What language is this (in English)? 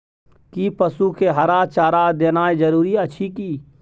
Maithili